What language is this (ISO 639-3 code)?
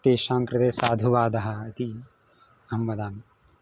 san